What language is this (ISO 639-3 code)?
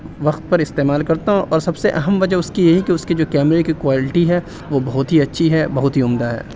urd